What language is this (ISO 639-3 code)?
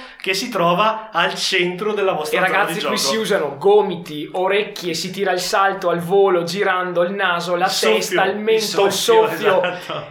ita